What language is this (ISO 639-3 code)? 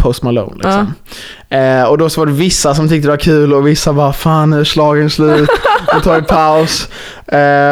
swe